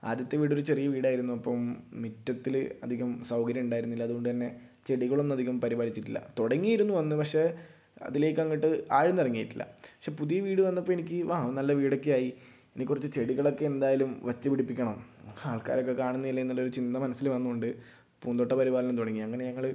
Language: Malayalam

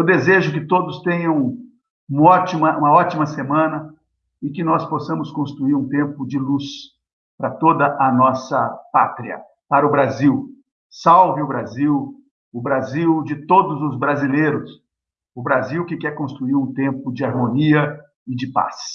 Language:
Portuguese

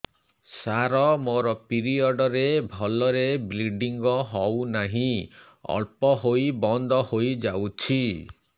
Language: Odia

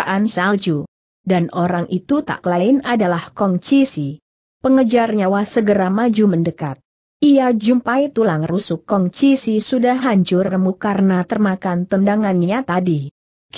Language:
Indonesian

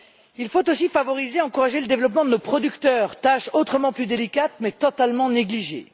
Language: French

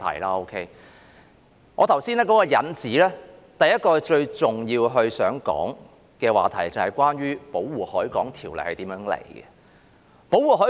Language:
Cantonese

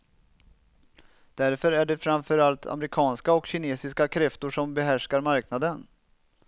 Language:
Swedish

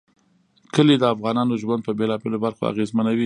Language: Pashto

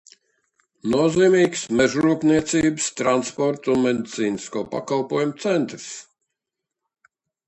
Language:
Latvian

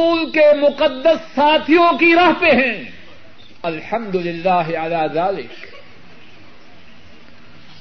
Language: Urdu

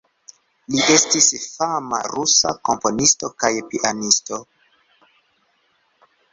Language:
Esperanto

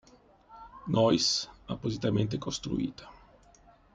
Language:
Italian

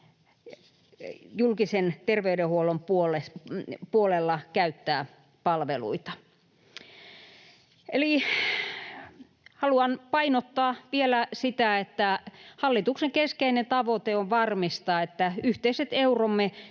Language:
Finnish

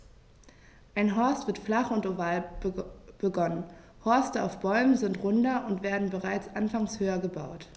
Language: German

